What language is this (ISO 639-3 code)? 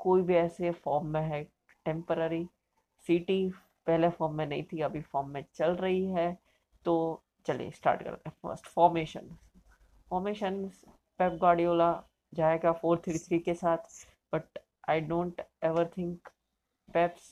hin